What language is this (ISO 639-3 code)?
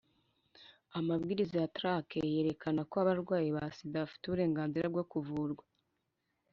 kin